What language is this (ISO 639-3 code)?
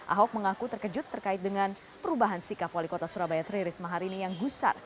ind